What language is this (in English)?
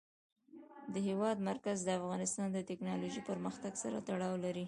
Pashto